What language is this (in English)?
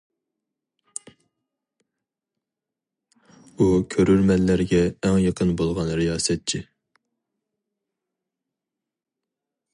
Uyghur